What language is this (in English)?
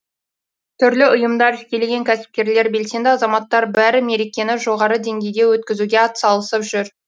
Kazakh